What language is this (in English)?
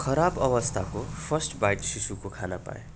Nepali